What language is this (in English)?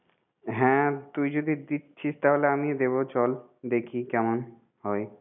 Bangla